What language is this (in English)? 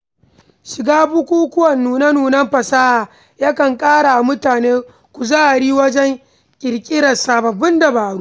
Hausa